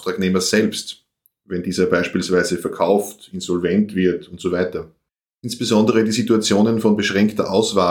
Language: German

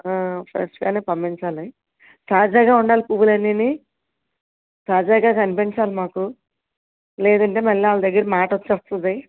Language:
Telugu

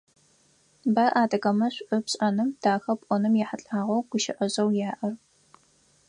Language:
Adyghe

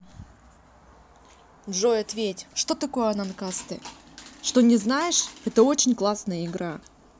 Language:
Russian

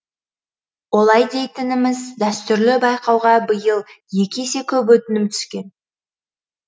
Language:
Kazakh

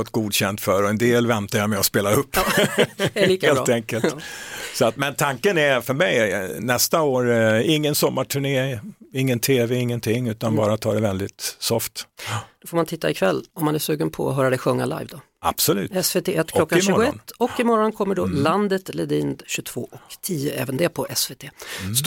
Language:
Swedish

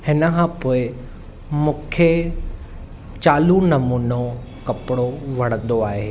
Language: Sindhi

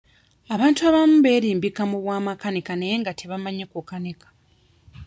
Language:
Ganda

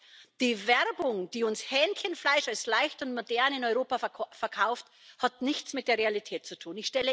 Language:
German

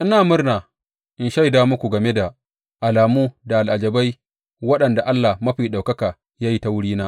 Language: Hausa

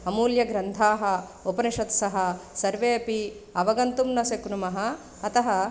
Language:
Sanskrit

